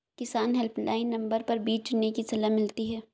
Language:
Hindi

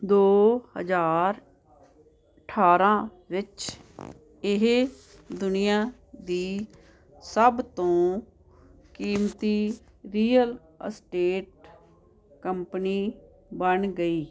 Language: Punjabi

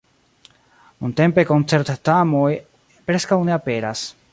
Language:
Esperanto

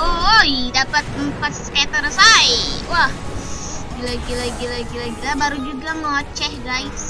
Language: Indonesian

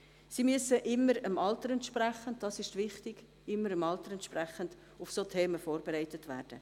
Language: Swiss German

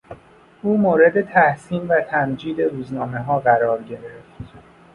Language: Persian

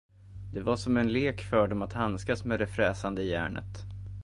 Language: Swedish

